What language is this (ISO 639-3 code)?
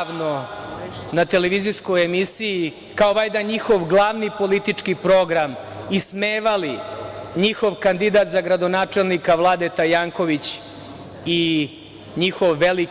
srp